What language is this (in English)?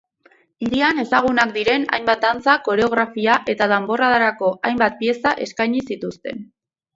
Basque